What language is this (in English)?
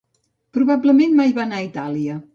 Catalan